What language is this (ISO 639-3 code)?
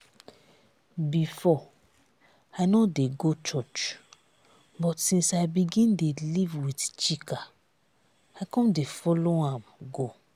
pcm